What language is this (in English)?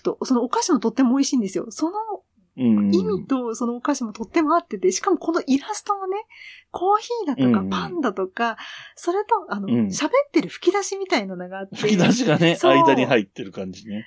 Japanese